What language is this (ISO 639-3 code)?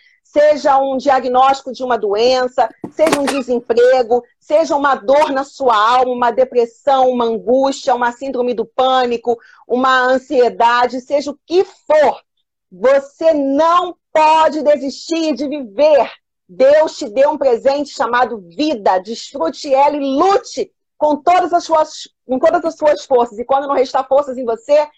por